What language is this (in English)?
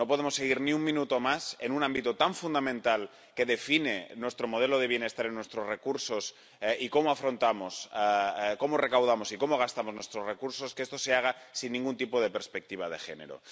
Spanish